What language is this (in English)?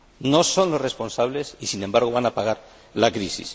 Spanish